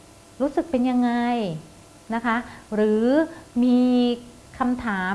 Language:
Thai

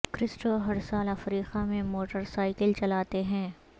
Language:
Urdu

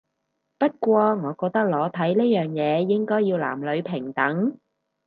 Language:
Cantonese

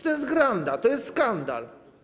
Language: Polish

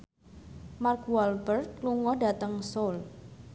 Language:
Javanese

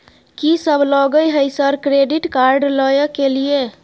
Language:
Maithili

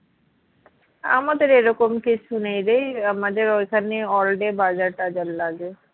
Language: Bangla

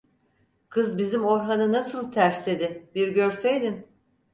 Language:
Turkish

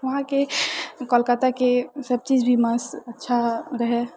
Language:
Maithili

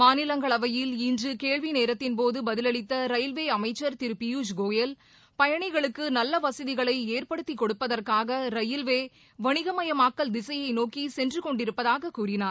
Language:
Tamil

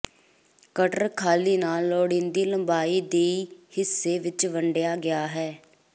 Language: Punjabi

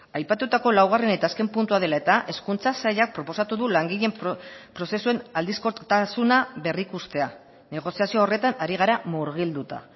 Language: Basque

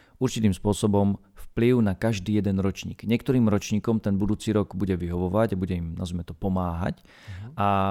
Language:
Slovak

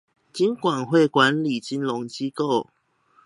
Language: Chinese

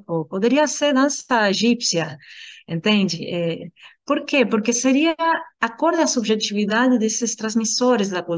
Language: Portuguese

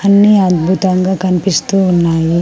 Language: Telugu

